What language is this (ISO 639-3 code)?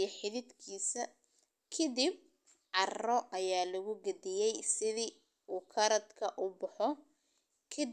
som